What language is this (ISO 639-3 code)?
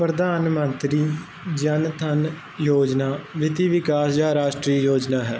pan